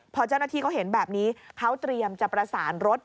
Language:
Thai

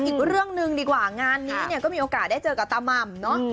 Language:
Thai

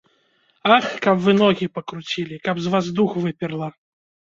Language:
Belarusian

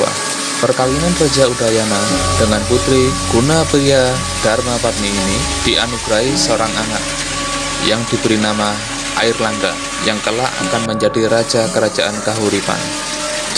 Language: Indonesian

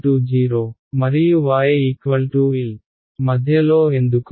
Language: Telugu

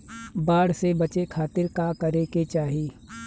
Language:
Bhojpuri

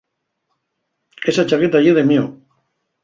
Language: Asturian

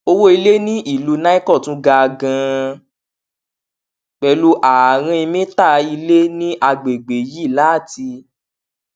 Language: Yoruba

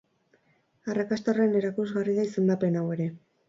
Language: Basque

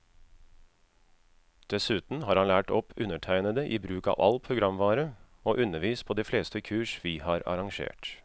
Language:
Norwegian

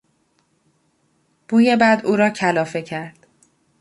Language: Persian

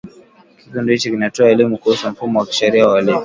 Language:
Swahili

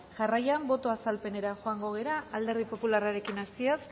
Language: Basque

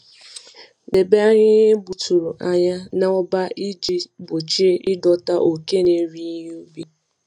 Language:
Igbo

